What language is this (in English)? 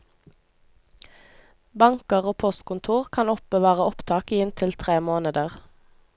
Norwegian